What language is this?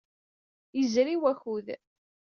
Kabyle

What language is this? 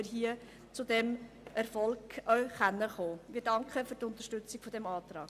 Swiss German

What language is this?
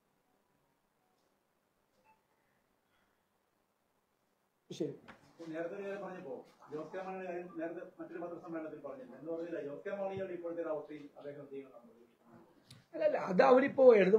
Malayalam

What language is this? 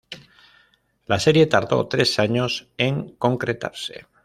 Spanish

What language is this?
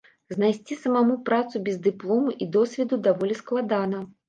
Belarusian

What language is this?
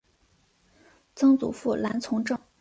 Chinese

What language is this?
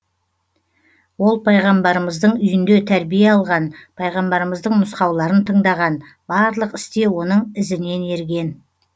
Kazakh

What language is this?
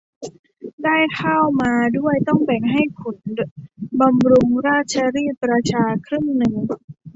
Thai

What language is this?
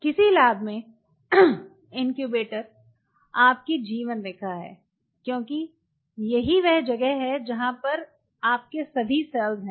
Hindi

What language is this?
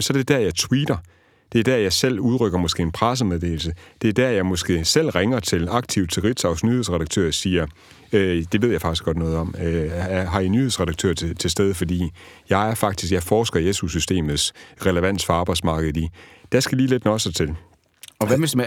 Danish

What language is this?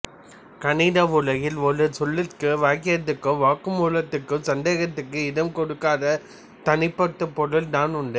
Tamil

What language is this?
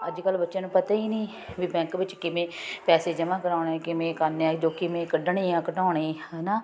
Punjabi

